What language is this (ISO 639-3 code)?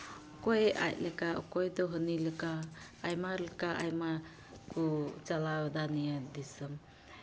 sat